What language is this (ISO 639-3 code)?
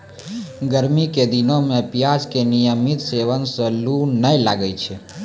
mai